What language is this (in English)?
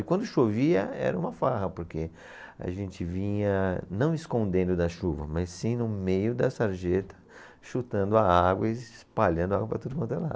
Portuguese